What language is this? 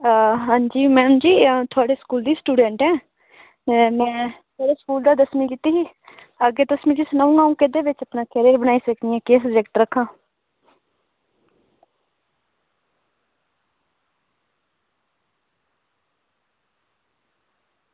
Dogri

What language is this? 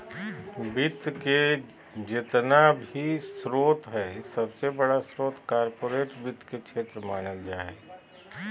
Magahi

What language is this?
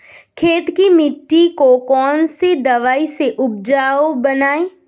Hindi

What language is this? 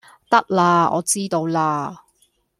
Cantonese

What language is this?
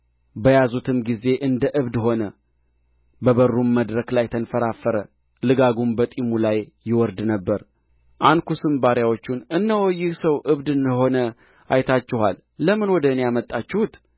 Amharic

